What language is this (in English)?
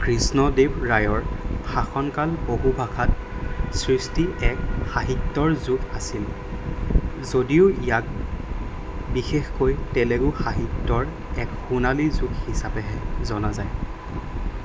Assamese